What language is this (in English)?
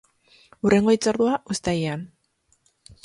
Basque